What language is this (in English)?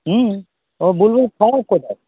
Bangla